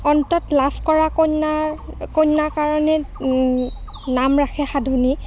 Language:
Assamese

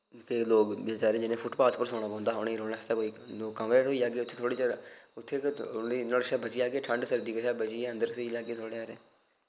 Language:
Dogri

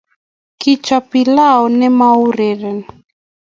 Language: Kalenjin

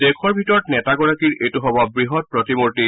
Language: Assamese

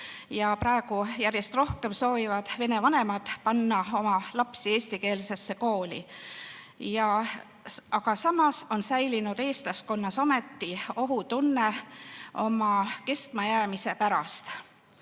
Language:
Estonian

